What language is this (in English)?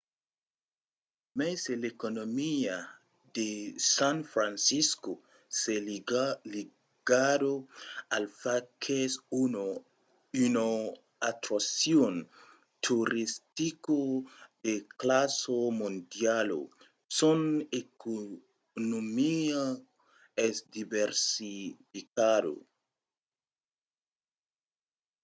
Occitan